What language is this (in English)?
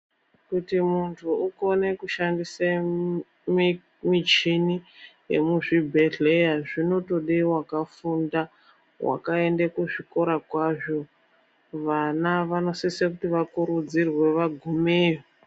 Ndau